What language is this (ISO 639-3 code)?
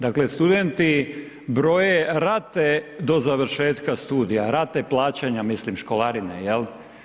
hrv